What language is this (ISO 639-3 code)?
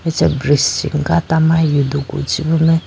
clk